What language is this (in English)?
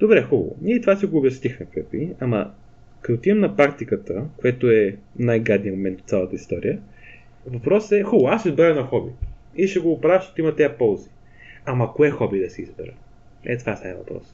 Bulgarian